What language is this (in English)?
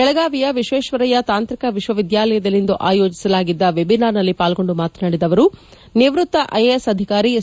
Kannada